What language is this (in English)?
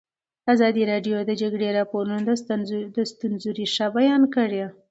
Pashto